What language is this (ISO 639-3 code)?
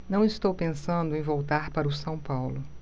por